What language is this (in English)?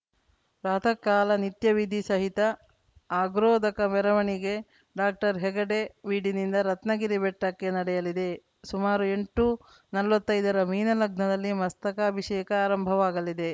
Kannada